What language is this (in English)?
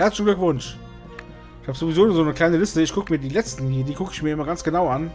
German